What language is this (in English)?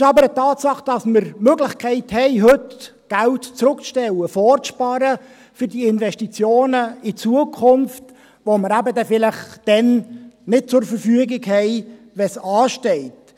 Swiss German